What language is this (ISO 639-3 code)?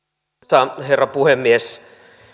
fin